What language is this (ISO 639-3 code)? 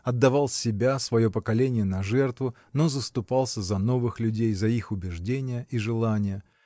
rus